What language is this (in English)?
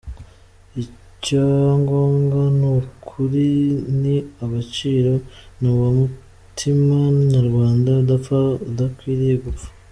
Kinyarwanda